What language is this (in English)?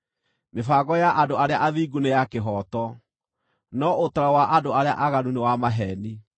Kikuyu